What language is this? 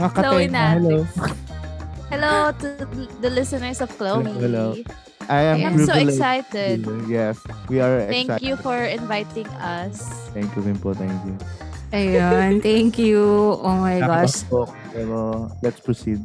Filipino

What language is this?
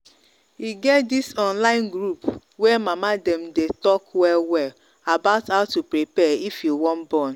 Nigerian Pidgin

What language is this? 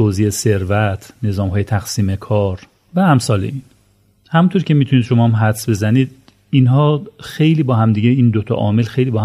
Persian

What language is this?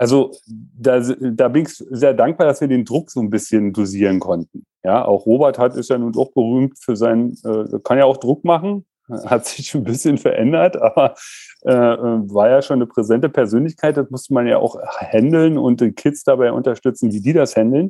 German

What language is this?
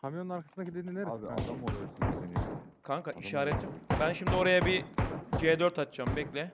Turkish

